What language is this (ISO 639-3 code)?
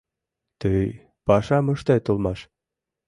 chm